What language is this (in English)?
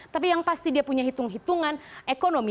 Indonesian